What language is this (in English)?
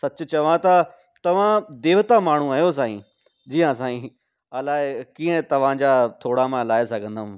Sindhi